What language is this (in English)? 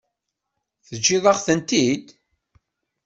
Kabyle